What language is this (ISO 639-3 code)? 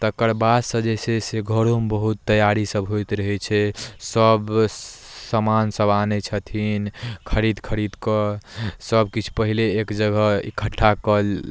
mai